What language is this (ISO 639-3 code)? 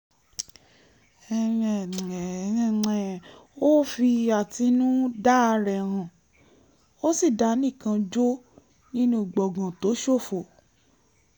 yor